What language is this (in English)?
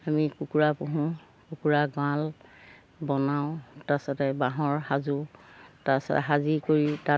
Assamese